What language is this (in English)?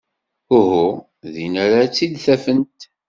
Kabyle